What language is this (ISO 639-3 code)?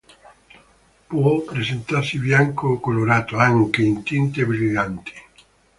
ita